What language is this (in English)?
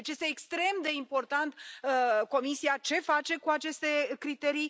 Romanian